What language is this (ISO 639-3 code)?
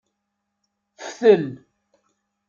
kab